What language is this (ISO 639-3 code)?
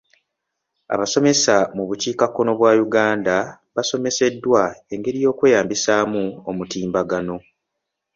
lug